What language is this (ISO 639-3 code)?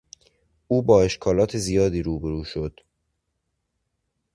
fas